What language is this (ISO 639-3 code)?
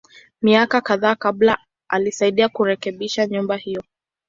swa